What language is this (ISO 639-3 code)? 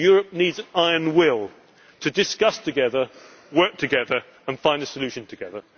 eng